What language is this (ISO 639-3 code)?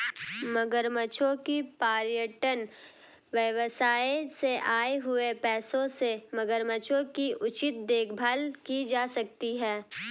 hin